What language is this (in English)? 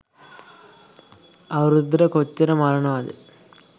Sinhala